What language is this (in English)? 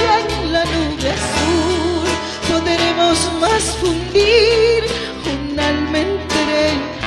Greek